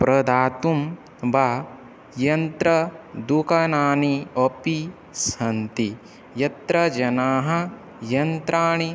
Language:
Sanskrit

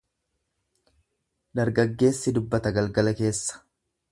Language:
Oromo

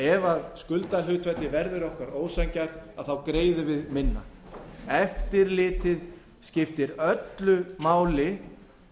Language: Icelandic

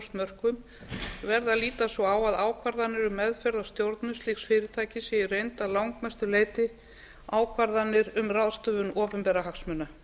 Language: Icelandic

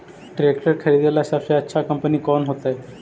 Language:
Magahi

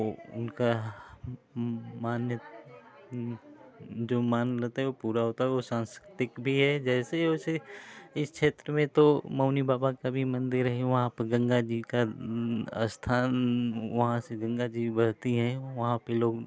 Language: Hindi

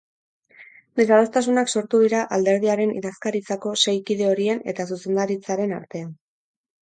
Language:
Basque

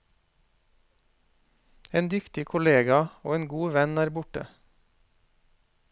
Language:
Norwegian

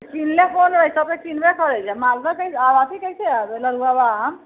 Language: Maithili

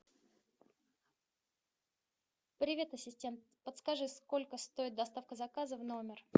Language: Russian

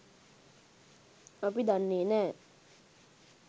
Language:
Sinhala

